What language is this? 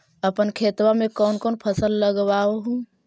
Magahi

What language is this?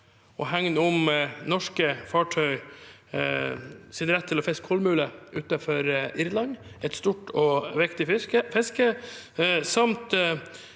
Norwegian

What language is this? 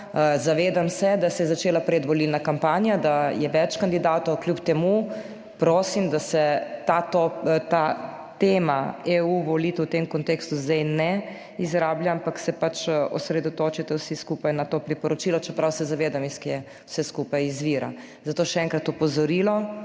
Slovenian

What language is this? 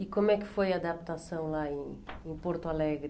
Portuguese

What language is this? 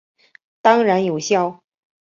Chinese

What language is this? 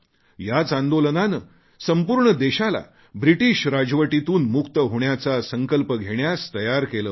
Marathi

